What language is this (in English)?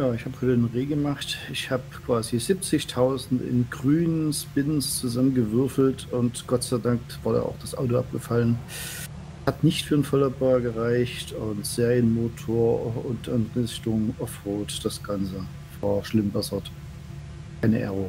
German